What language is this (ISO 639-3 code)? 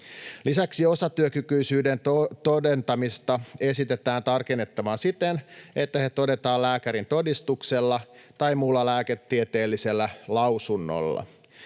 fin